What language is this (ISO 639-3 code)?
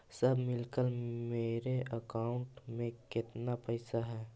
mag